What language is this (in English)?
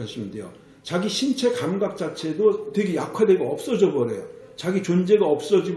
Korean